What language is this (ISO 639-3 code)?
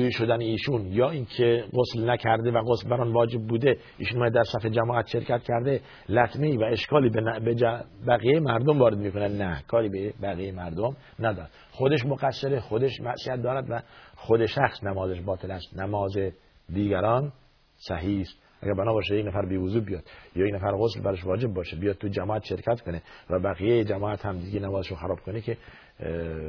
fas